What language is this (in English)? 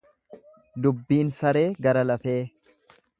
Oromo